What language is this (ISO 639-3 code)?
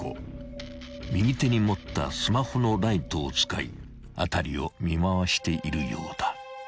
jpn